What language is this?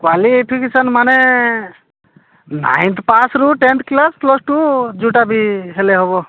Odia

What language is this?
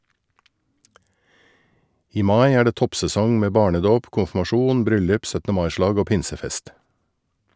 Norwegian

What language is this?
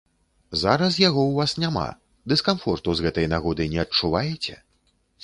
Belarusian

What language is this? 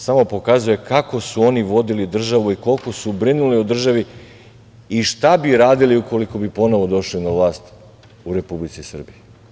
Serbian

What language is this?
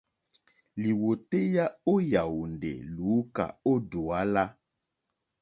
Mokpwe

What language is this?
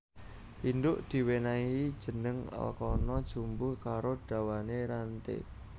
Javanese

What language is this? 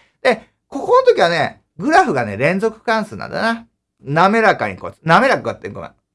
Japanese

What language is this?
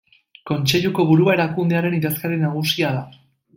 Basque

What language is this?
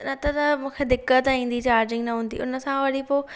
Sindhi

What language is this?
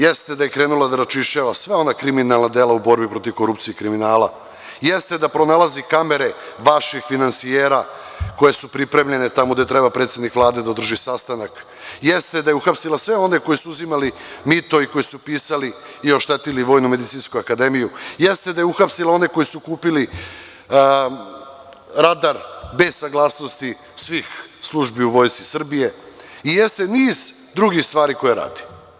Serbian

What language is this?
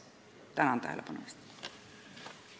Estonian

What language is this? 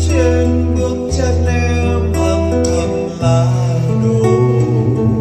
Vietnamese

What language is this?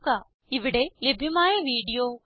Malayalam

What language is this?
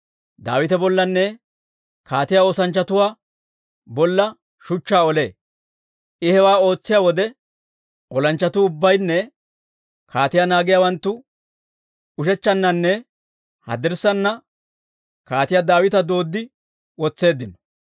Dawro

